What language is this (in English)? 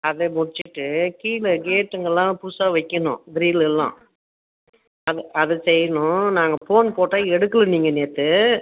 Tamil